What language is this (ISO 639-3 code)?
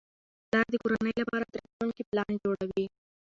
pus